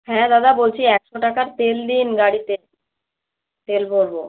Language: Bangla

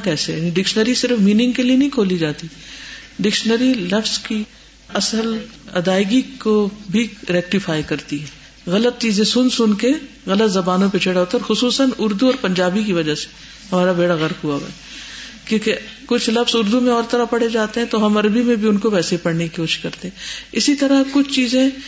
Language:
Urdu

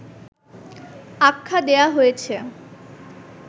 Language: Bangla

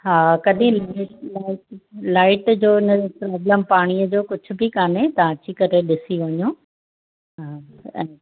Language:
Sindhi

